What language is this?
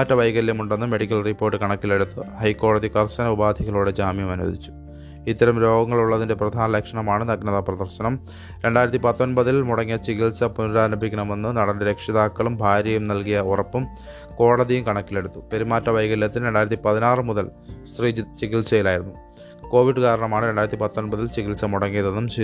Malayalam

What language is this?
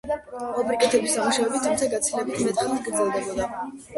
Georgian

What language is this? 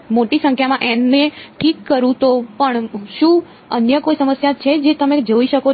Gujarati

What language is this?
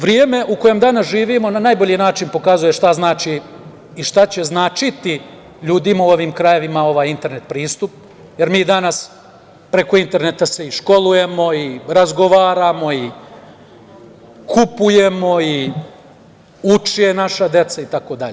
Serbian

